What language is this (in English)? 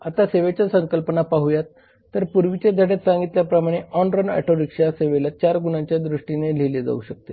Marathi